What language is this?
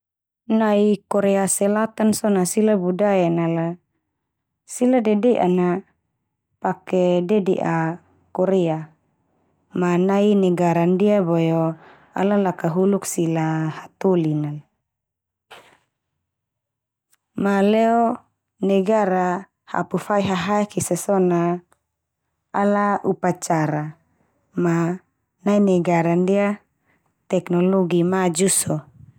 Termanu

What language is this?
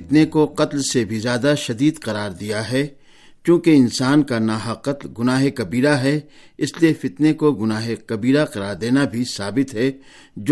Urdu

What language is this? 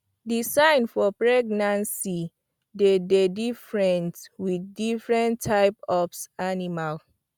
Nigerian Pidgin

